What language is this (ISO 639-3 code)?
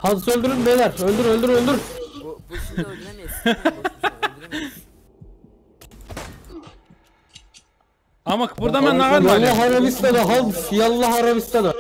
tur